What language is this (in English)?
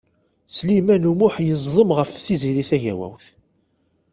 Kabyle